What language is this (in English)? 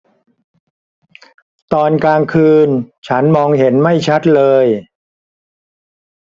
Thai